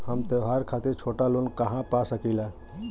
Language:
Bhojpuri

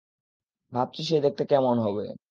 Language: Bangla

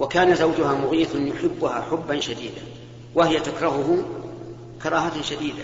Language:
Arabic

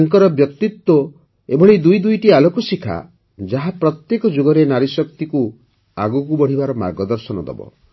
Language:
Odia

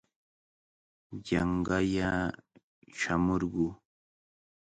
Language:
Cajatambo North Lima Quechua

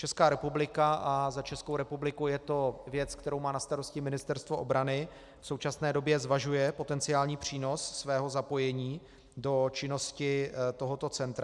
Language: Czech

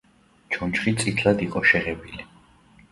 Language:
Georgian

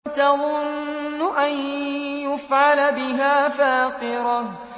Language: Arabic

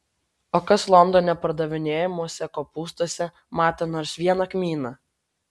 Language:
Lithuanian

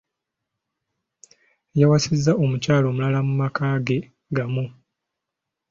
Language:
Ganda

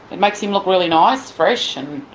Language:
English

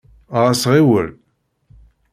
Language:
Kabyle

